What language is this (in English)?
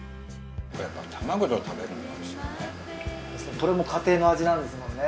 Japanese